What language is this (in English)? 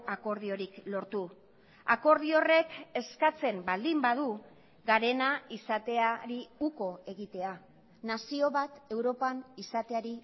Basque